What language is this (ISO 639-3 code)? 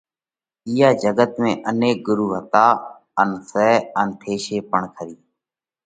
kvx